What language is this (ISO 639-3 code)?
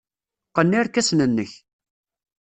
kab